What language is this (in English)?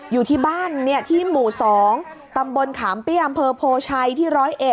Thai